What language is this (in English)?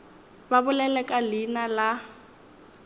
Northern Sotho